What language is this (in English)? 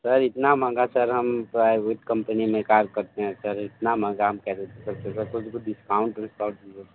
Hindi